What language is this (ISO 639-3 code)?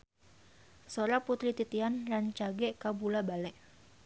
sun